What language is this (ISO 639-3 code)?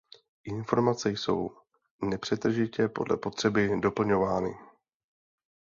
ces